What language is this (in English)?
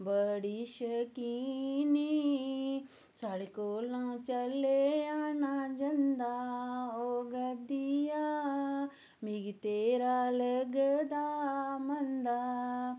Dogri